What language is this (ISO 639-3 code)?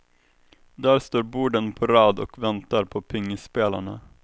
swe